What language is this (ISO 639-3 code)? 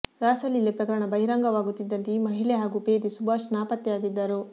kan